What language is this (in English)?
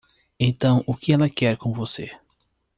Portuguese